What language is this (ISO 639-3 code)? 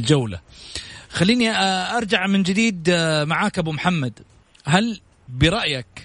ara